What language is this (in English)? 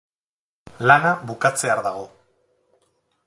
Basque